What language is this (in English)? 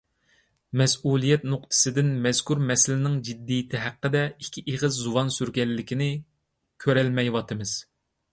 Uyghur